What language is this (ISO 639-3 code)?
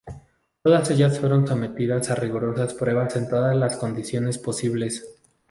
spa